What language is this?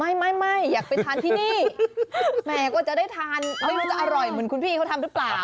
Thai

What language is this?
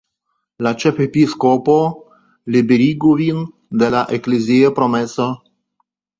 Esperanto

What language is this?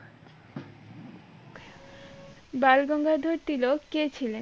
Bangla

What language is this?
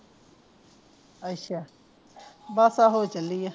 Punjabi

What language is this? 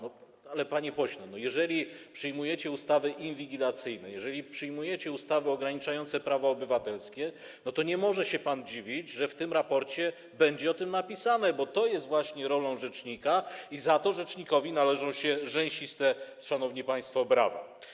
Polish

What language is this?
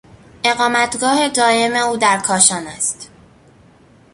Persian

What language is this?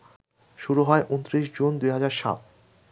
Bangla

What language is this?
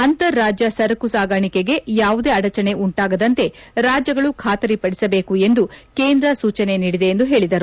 Kannada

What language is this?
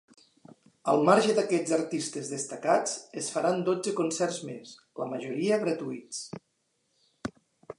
Catalan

